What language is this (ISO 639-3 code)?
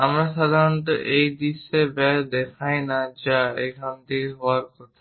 ben